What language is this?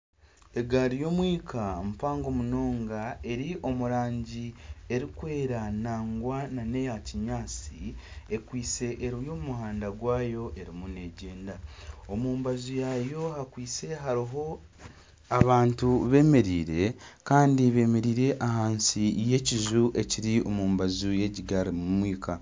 Nyankole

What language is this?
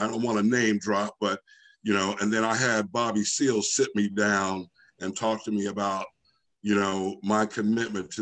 English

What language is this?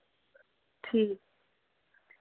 Dogri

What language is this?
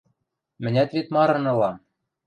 Western Mari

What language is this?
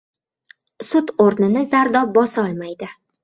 Uzbek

